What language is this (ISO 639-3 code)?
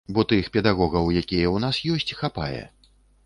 bel